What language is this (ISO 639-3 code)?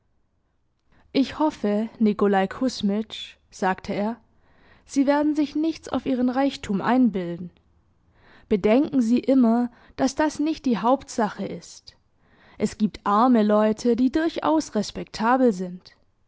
deu